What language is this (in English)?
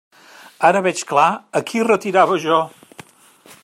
Catalan